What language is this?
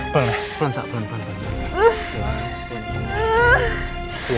Indonesian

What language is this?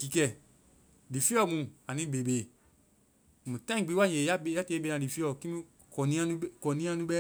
Vai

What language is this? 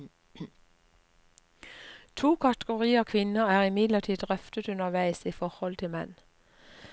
Norwegian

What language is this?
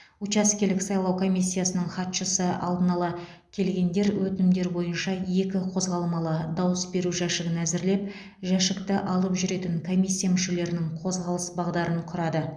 Kazakh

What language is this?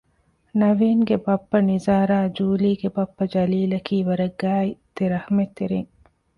Divehi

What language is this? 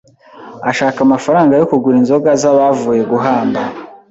Kinyarwanda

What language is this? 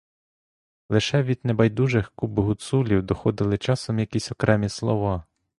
Ukrainian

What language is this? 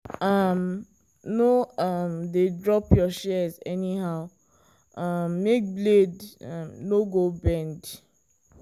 Nigerian Pidgin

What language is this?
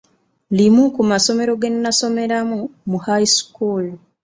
Ganda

